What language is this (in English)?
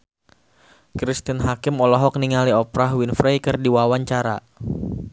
Sundanese